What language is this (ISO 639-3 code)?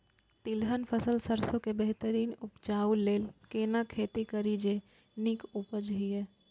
mai